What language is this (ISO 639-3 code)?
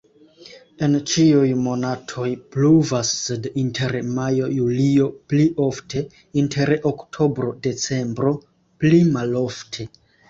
epo